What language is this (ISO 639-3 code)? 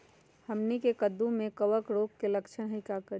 mag